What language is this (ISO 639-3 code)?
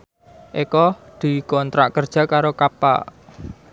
jav